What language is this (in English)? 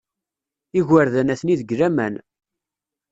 Kabyle